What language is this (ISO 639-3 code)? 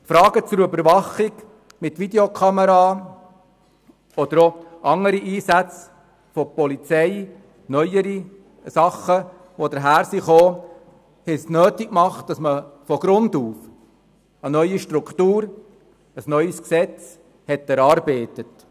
gsw